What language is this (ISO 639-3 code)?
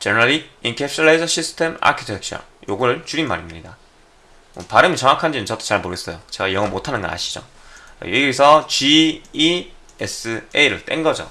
kor